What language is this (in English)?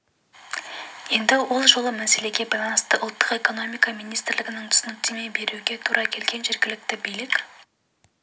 Kazakh